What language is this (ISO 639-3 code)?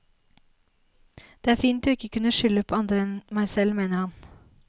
nor